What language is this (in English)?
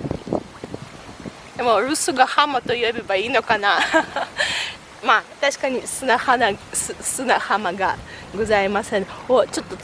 Japanese